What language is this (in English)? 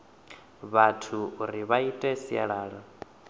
Venda